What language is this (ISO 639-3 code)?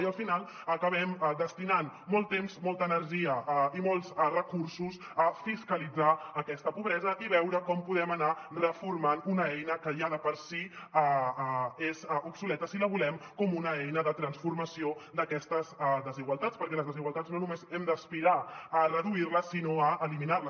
cat